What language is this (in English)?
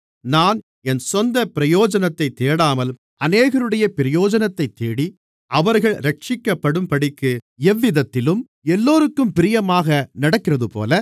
Tamil